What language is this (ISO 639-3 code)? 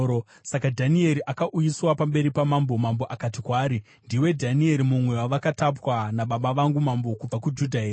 sna